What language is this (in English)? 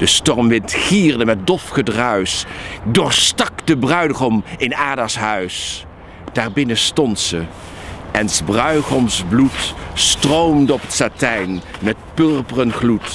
Dutch